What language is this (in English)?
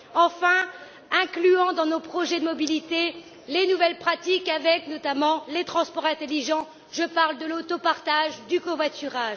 French